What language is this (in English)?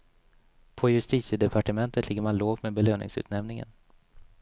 Swedish